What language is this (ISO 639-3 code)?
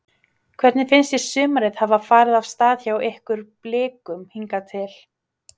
isl